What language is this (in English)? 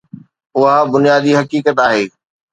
Sindhi